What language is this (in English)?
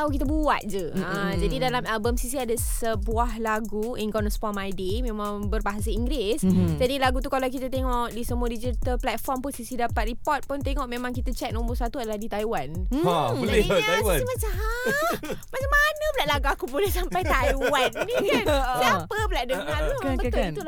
Malay